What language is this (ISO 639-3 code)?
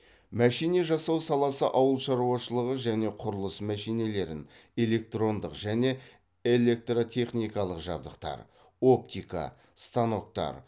kaz